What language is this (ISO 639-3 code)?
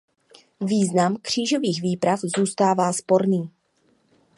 ces